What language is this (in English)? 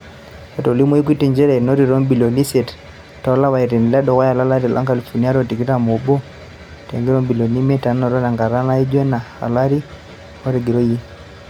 Masai